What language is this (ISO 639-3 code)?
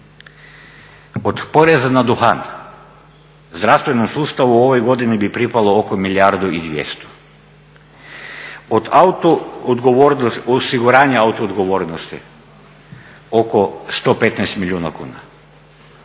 hrv